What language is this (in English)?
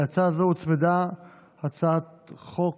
Hebrew